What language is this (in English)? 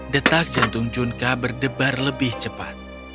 Indonesian